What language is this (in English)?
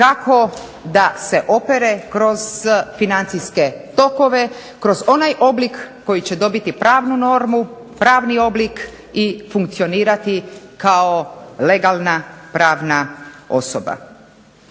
Croatian